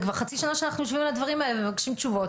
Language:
Hebrew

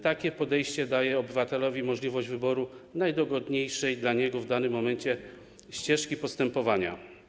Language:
Polish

